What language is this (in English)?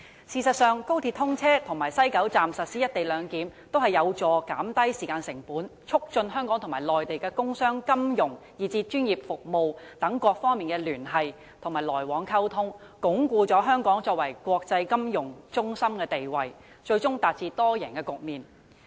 Cantonese